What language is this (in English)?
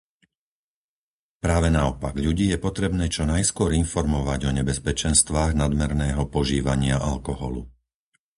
Slovak